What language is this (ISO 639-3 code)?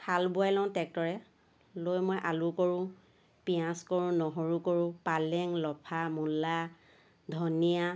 asm